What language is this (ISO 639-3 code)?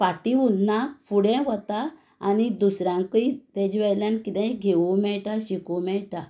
kok